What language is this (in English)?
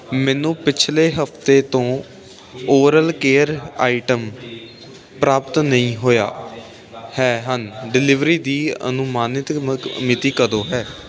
Punjabi